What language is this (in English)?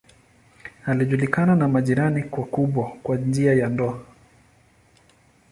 Swahili